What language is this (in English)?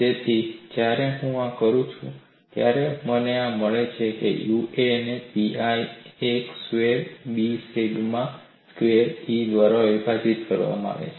Gujarati